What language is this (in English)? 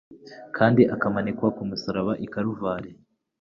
Kinyarwanda